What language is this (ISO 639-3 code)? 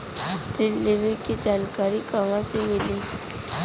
bho